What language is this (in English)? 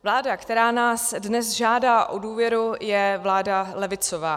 Czech